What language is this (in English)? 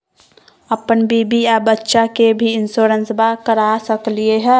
Magahi